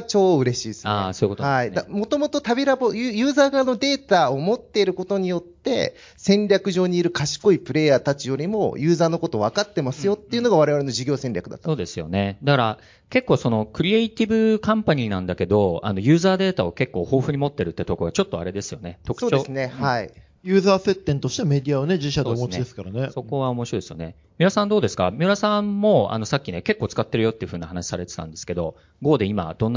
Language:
Japanese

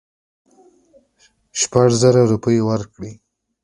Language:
Pashto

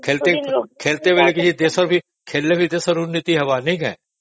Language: Odia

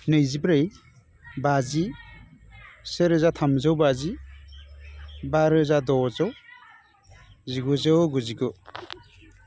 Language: Bodo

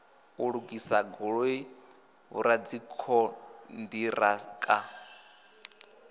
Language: Venda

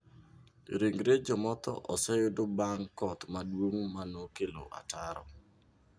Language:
Luo (Kenya and Tanzania)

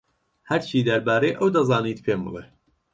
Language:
Central Kurdish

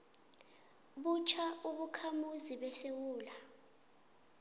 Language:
South Ndebele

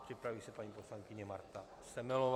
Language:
Czech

